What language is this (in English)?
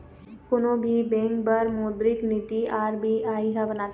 Chhattisgarhi